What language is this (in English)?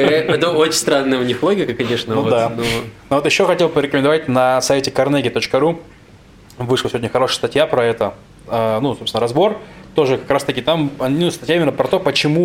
Russian